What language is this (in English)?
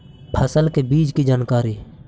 Magahi